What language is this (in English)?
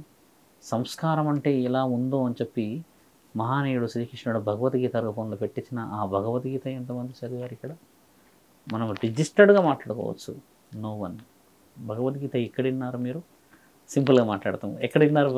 Telugu